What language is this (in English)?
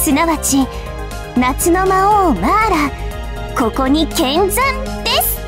Japanese